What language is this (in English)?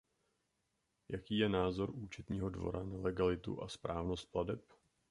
Czech